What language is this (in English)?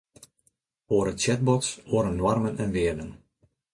Western Frisian